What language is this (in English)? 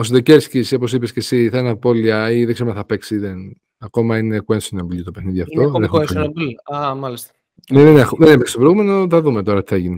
Greek